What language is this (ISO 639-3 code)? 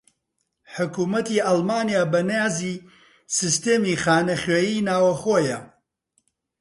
ckb